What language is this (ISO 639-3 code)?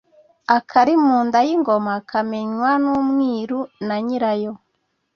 kin